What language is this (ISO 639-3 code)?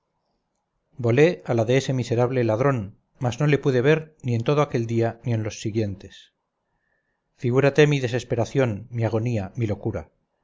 spa